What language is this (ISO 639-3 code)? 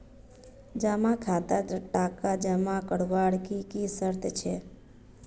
mag